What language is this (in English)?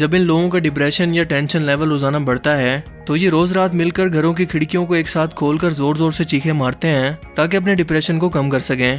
Urdu